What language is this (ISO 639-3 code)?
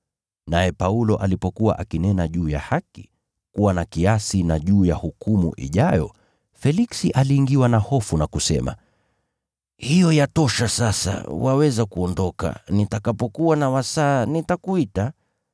swa